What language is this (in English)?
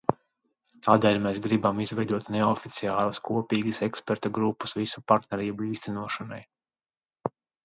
Latvian